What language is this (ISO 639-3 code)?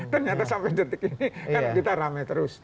ind